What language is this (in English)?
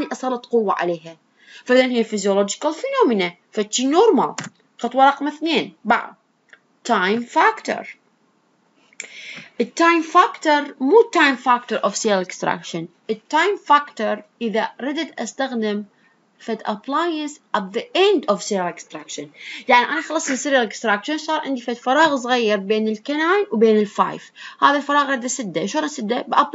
Arabic